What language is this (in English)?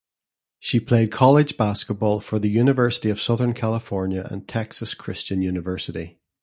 English